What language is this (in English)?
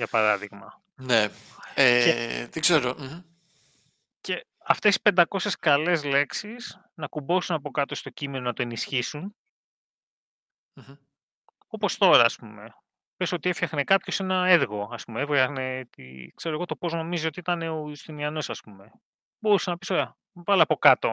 Greek